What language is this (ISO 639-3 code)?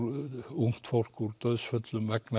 isl